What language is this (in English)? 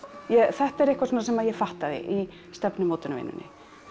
Icelandic